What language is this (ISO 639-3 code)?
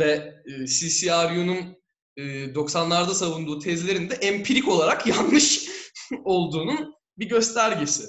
tur